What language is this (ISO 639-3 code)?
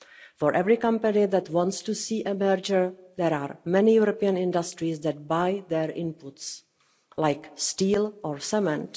eng